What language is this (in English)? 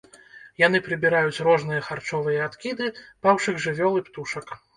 Belarusian